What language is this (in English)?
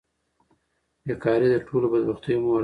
Pashto